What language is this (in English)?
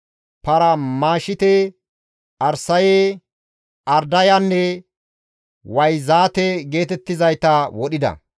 Gamo